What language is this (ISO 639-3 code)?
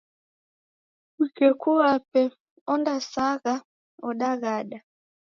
dav